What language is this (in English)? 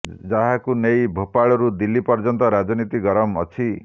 Odia